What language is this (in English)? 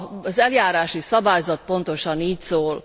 Hungarian